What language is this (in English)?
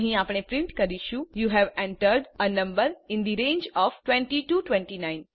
Gujarati